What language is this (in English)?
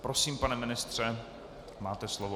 Czech